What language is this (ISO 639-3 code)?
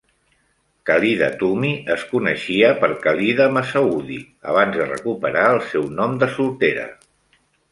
cat